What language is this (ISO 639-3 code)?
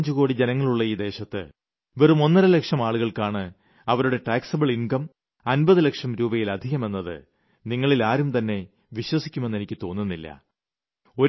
mal